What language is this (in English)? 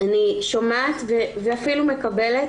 Hebrew